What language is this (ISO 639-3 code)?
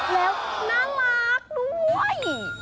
tha